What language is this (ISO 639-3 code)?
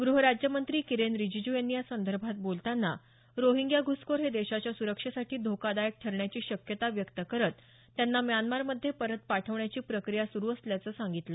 mar